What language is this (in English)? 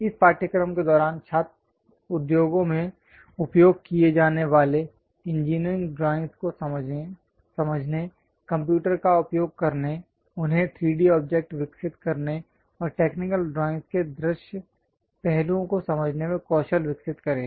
Hindi